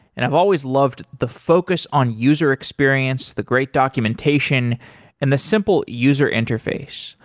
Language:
English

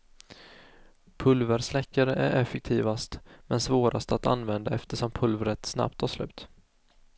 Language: Swedish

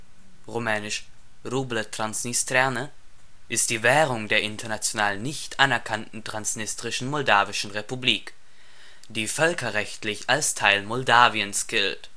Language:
German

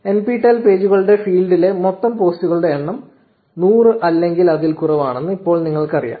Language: Malayalam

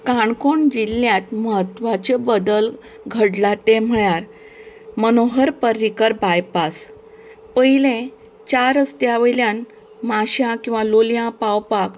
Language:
Konkani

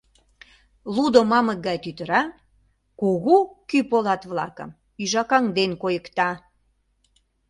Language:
Mari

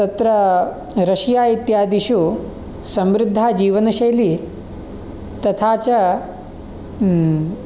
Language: Sanskrit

